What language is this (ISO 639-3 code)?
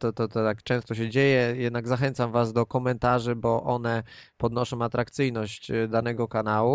pol